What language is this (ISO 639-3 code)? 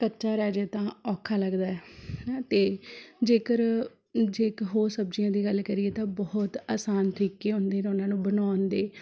pan